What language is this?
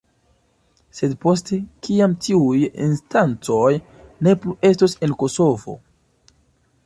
Esperanto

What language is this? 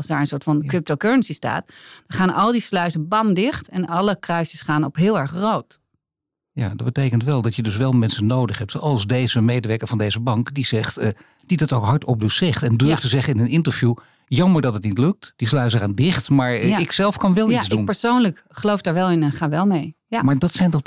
Dutch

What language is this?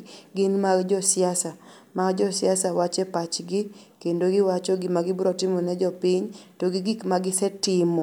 Luo (Kenya and Tanzania)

